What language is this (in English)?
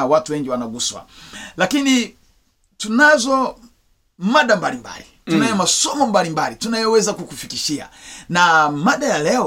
Swahili